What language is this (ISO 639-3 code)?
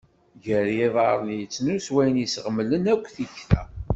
kab